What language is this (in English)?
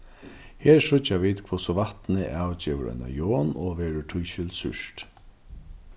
Faroese